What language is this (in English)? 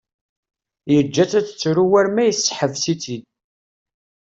Kabyle